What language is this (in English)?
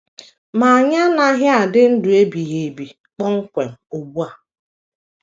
Igbo